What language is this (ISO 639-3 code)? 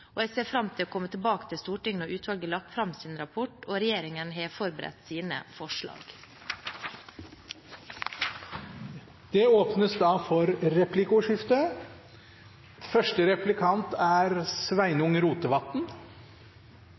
nor